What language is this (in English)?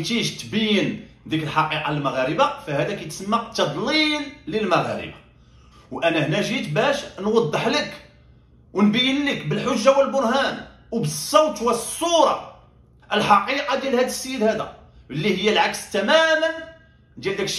Arabic